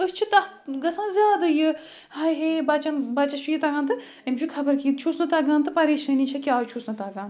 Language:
Kashmiri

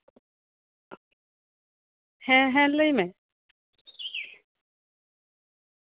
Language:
Santali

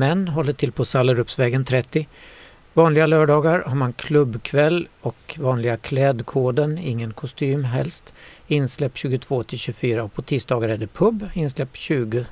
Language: Swedish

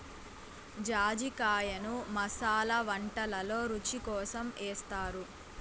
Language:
Telugu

